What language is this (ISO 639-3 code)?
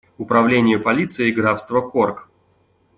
rus